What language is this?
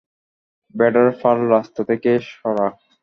Bangla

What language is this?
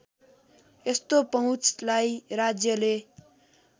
Nepali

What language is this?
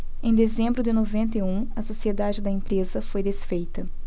Portuguese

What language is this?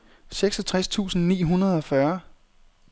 Danish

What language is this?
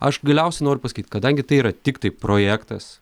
Lithuanian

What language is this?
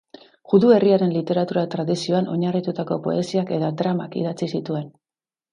Basque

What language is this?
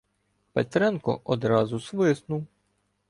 Ukrainian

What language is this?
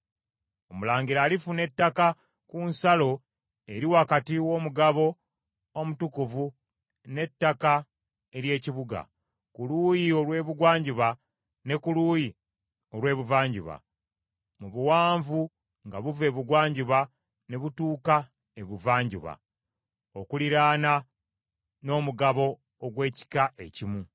Ganda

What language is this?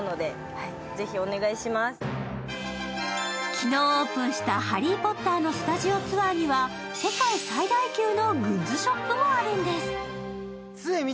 Japanese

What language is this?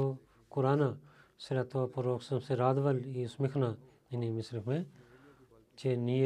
Bulgarian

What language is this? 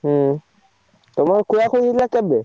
Odia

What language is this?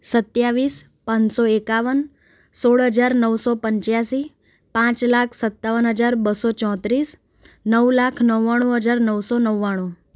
Gujarati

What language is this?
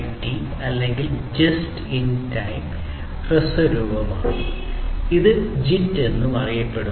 Malayalam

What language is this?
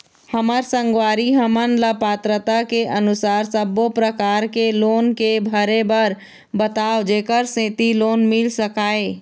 Chhattisgarhi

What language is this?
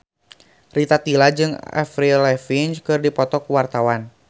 Sundanese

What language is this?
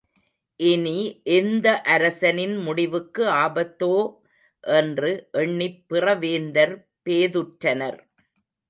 Tamil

